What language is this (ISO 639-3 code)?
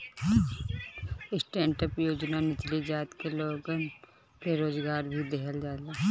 bho